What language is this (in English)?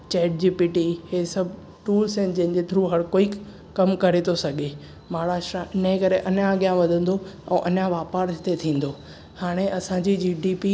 Sindhi